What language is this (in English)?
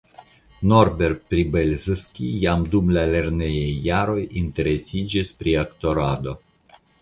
Esperanto